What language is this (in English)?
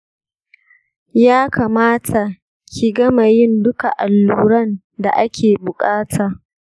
Hausa